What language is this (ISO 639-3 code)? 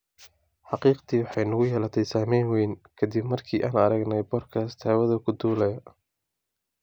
som